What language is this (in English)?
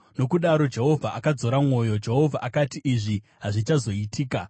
Shona